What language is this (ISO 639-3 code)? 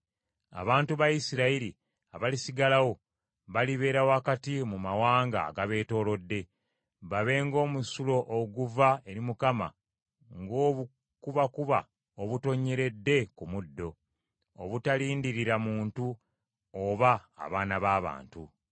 lug